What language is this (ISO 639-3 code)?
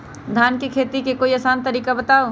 mag